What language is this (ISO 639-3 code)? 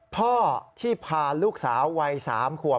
tha